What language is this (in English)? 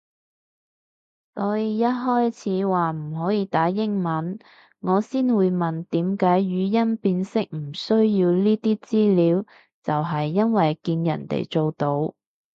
Cantonese